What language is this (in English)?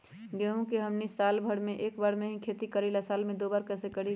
Magahi